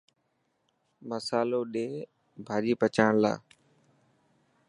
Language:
Dhatki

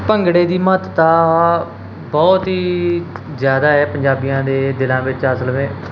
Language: Punjabi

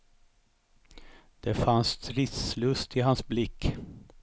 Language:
Swedish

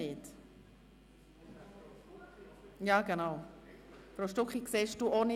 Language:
Swiss German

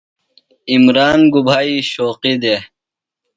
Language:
Phalura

